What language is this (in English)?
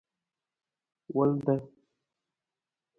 Nawdm